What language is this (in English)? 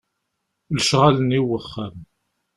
Kabyle